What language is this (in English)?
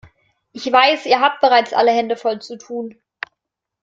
German